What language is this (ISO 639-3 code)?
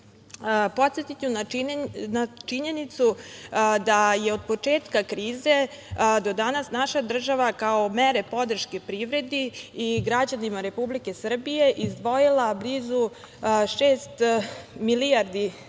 srp